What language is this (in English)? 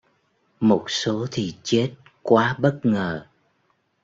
Vietnamese